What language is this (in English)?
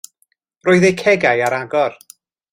Welsh